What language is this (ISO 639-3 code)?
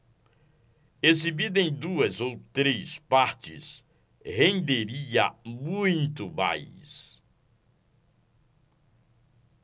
por